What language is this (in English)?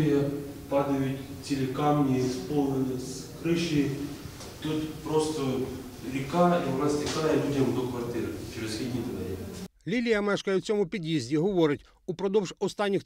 Ukrainian